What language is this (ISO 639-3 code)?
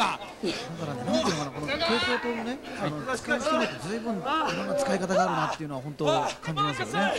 jpn